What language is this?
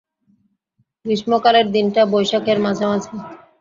Bangla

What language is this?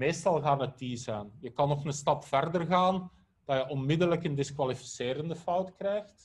Dutch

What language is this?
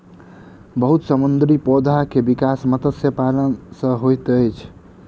Maithili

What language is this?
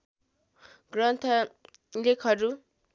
Nepali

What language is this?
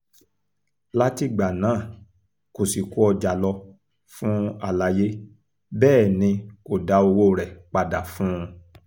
Yoruba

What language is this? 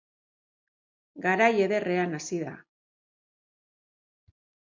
Basque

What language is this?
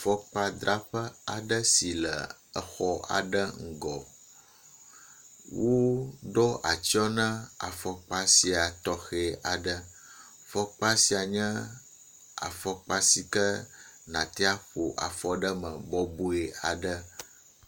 Ewe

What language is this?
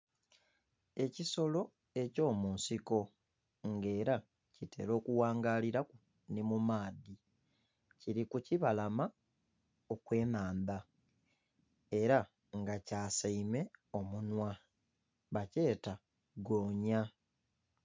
Soga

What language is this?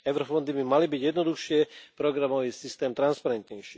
Slovak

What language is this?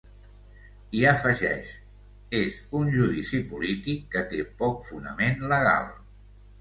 Catalan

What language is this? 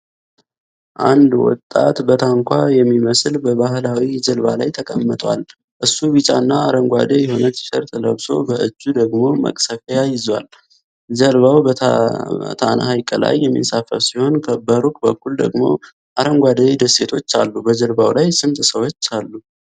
Amharic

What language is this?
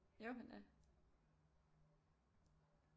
Danish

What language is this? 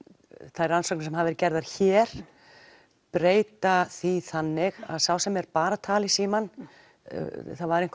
Icelandic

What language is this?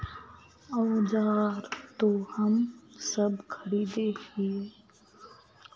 Magahi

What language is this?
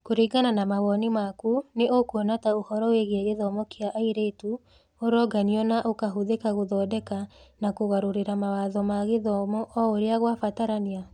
Kikuyu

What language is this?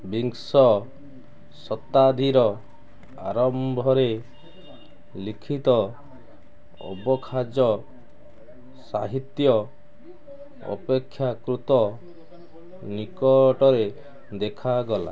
Odia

